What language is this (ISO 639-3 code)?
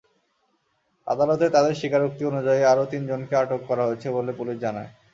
ben